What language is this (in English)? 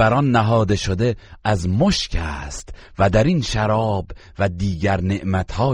Persian